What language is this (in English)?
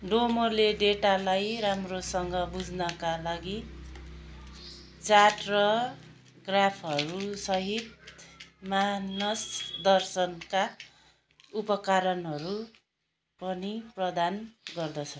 Nepali